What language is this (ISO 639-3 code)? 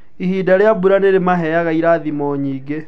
kik